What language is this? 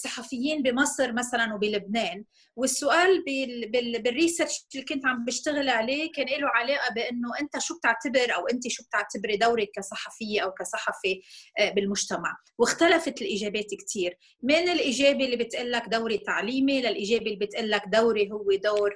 Arabic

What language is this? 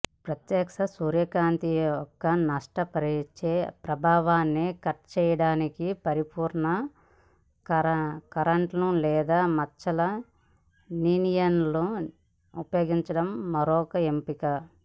Telugu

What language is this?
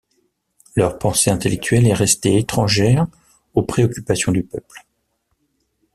French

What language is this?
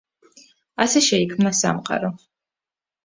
Georgian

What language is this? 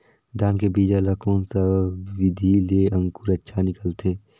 Chhattisgarhi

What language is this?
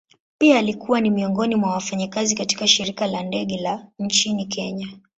Swahili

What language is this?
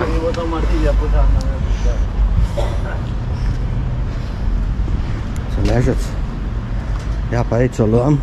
Romanian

